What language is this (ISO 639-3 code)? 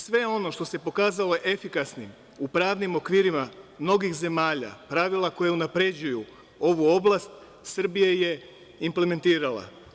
srp